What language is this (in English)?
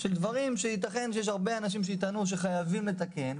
Hebrew